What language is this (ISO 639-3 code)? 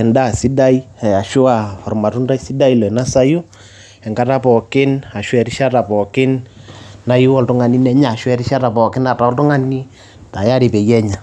mas